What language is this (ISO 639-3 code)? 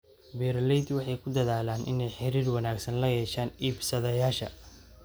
som